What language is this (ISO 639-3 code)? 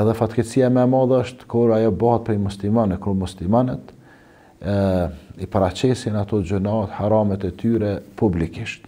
ara